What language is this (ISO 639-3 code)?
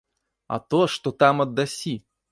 bel